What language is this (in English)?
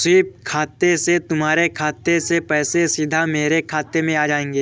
Hindi